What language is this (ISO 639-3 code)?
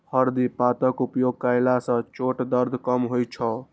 mai